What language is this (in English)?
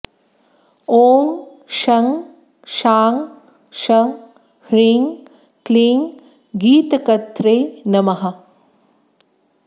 Sanskrit